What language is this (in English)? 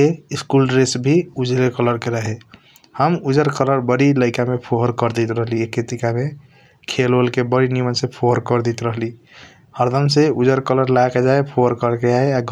Kochila Tharu